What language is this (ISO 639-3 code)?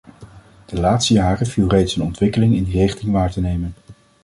nld